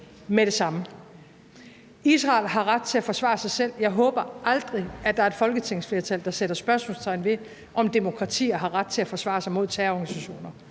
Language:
Danish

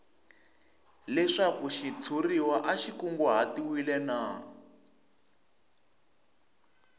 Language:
Tsonga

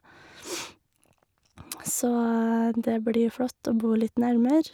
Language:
Norwegian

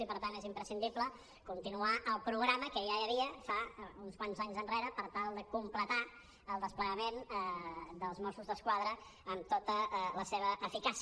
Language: Catalan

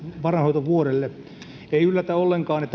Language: Finnish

